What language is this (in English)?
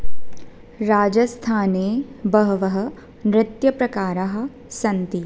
Sanskrit